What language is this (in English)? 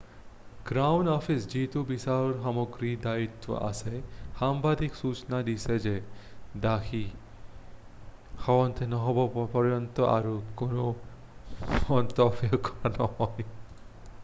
Assamese